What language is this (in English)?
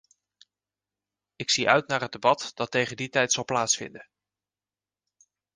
Dutch